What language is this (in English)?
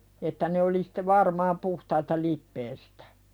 Finnish